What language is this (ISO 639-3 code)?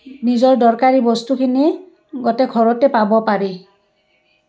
asm